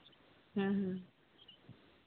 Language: Santali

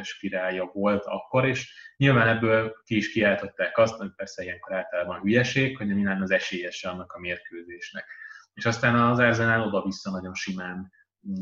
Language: Hungarian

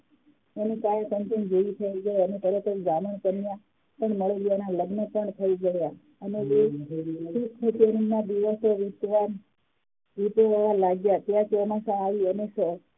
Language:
Gujarati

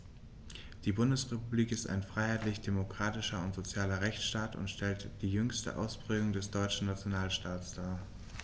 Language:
German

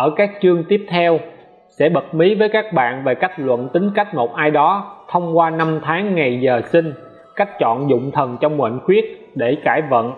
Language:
Vietnamese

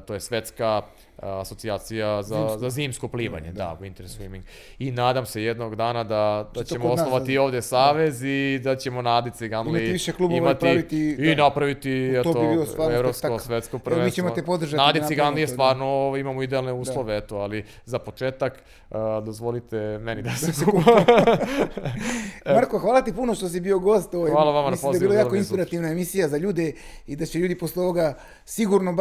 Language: Croatian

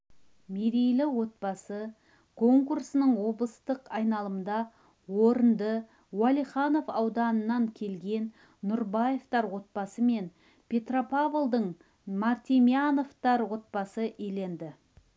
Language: Kazakh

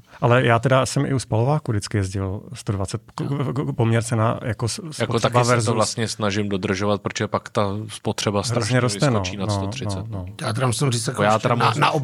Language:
Czech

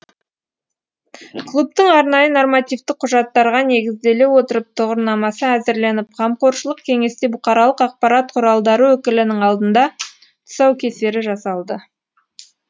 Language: Kazakh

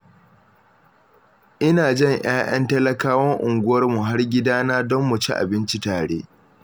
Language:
Hausa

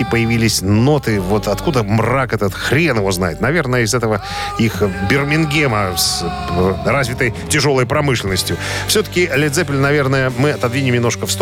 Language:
Russian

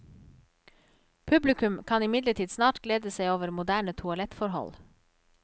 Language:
Norwegian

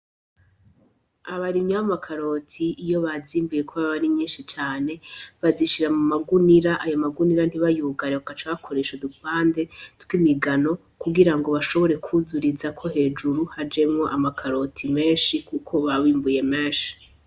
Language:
Rundi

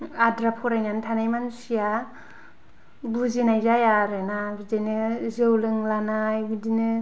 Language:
Bodo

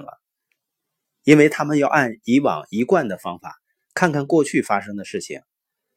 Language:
Chinese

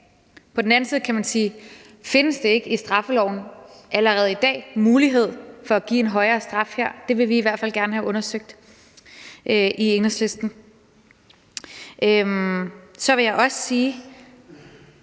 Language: Danish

